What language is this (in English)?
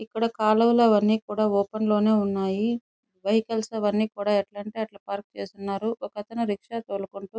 Telugu